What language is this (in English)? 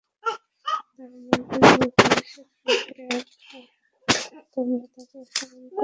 Bangla